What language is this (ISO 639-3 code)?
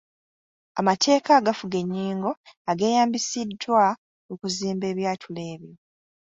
lug